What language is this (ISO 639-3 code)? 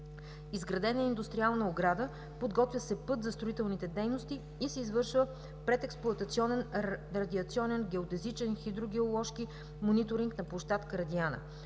bul